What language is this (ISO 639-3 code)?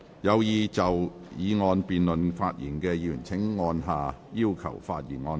yue